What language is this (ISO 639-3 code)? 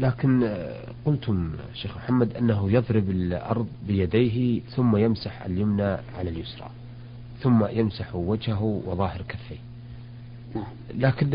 ara